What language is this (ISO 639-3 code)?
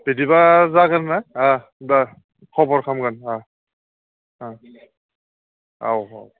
brx